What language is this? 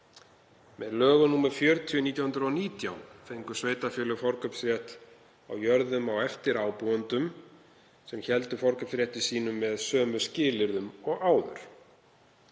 Icelandic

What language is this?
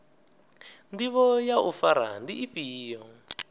Venda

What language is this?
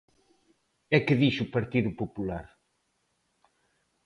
Galician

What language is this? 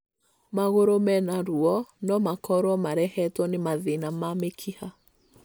Kikuyu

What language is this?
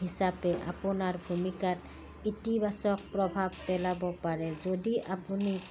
Assamese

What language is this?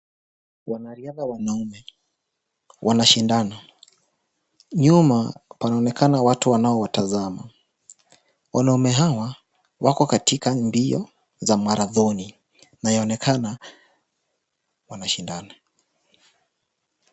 Swahili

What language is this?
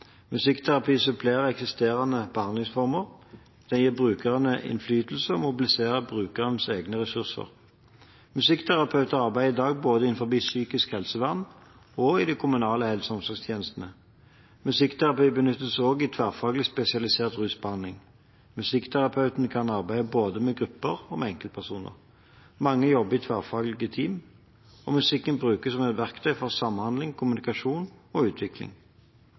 Norwegian Bokmål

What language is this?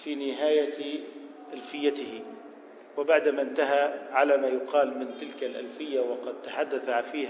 Arabic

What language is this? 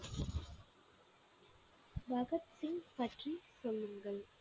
Tamil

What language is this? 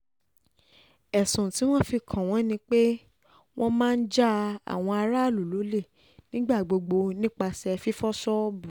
Yoruba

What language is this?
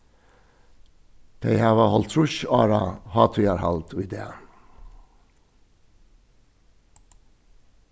Faroese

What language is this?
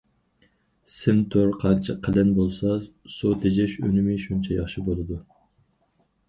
Uyghur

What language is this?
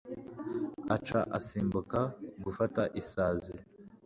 Kinyarwanda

